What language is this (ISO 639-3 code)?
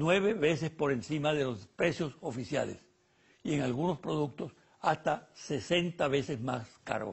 spa